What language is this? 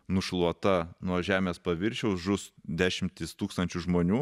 Lithuanian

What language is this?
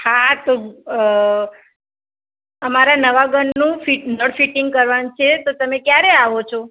Gujarati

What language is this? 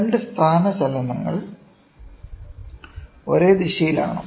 Malayalam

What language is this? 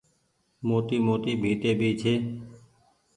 Goaria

